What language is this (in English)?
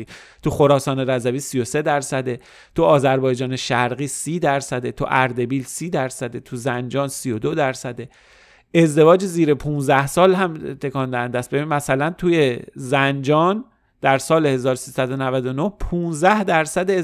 Persian